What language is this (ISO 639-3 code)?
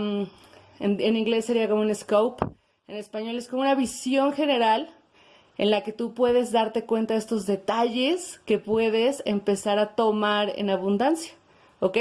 spa